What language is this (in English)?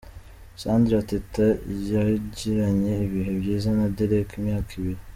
Kinyarwanda